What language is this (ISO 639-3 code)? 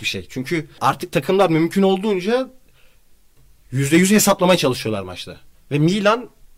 tur